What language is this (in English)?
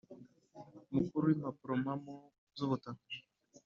Kinyarwanda